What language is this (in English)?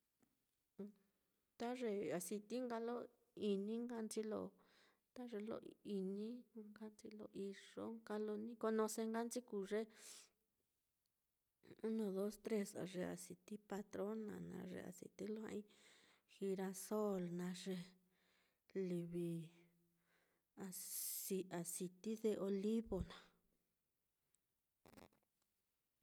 Mitlatongo Mixtec